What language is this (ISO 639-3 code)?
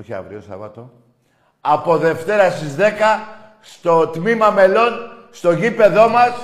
ell